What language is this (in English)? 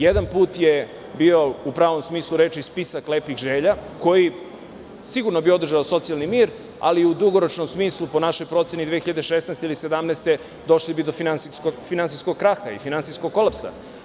Serbian